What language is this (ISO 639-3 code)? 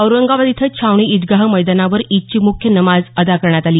mar